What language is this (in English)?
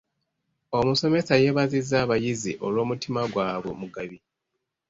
Ganda